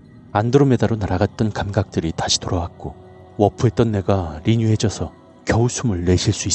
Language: Korean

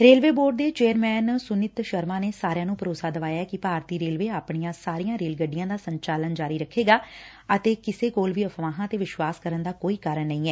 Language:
Punjabi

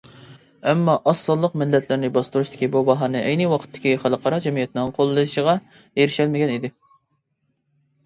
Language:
Uyghur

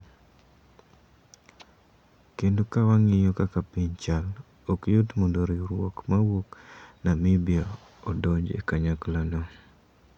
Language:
Luo (Kenya and Tanzania)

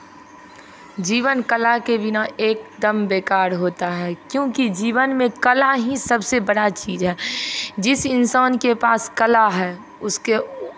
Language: Hindi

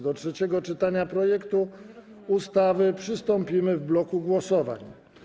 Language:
Polish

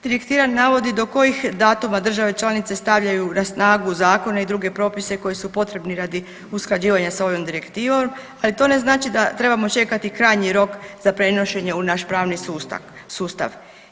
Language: Croatian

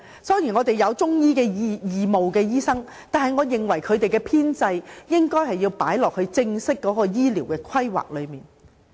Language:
Cantonese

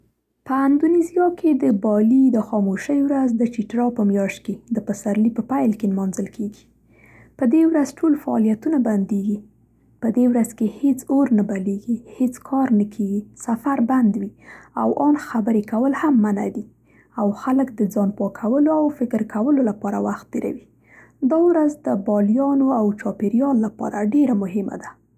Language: Central Pashto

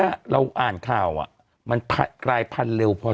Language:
Thai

